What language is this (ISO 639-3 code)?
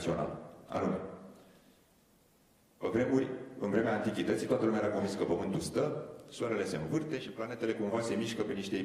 ron